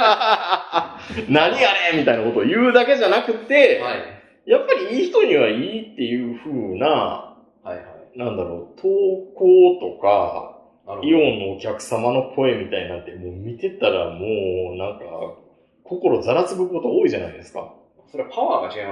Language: Japanese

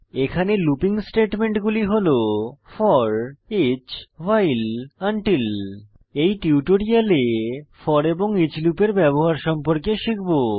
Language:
Bangla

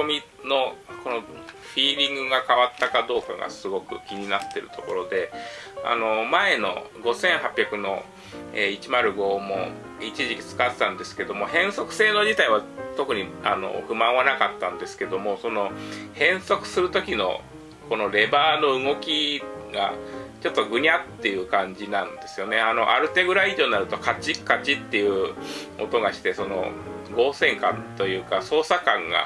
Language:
Japanese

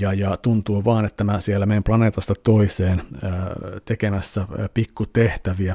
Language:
Finnish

